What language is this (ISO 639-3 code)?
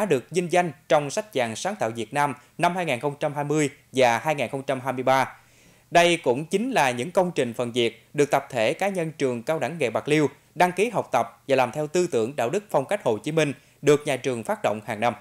vie